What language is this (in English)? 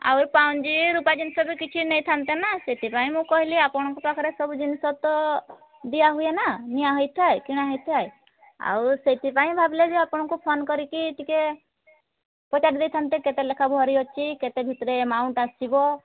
Odia